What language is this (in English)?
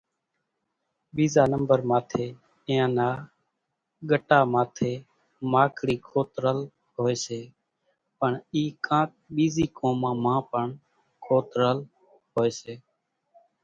Kachi Koli